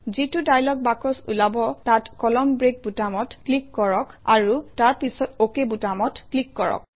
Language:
Assamese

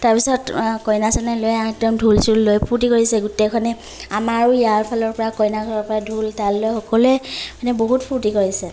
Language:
Assamese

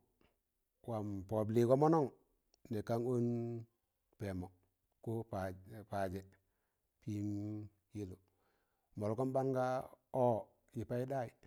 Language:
Tangale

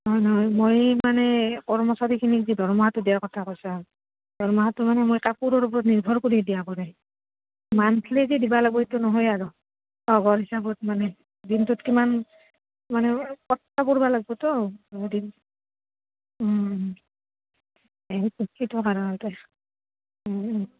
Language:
Assamese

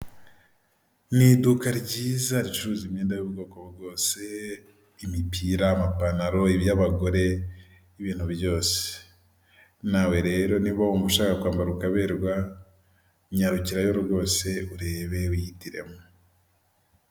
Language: Kinyarwanda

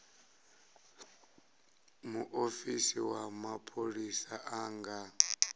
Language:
Venda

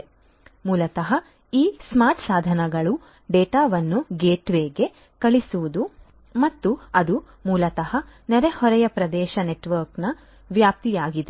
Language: Kannada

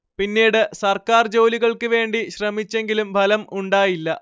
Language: Malayalam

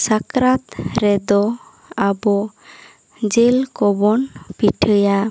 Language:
Santali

